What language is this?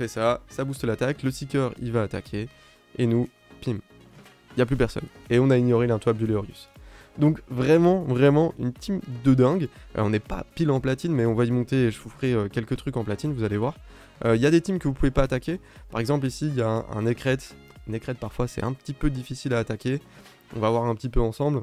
French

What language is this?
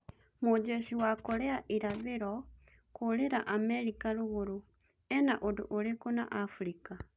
Kikuyu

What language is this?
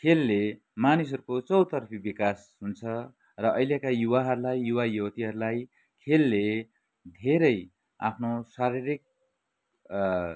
Nepali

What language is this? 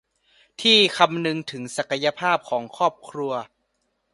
Thai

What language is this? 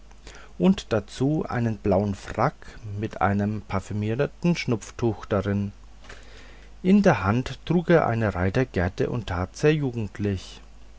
German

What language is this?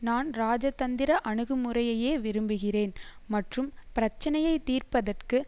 Tamil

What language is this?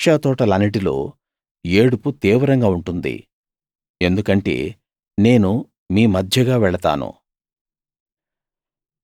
Telugu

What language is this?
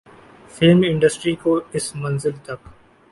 Urdu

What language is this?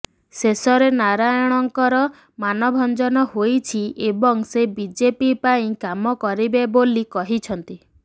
Odia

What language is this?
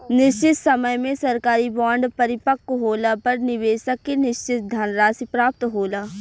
Bhojpuri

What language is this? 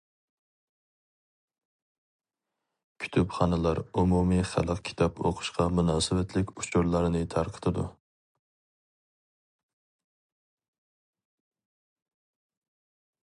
Uyghur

